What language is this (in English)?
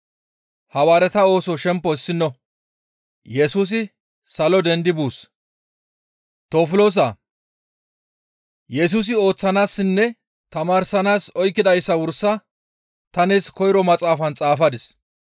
Gamo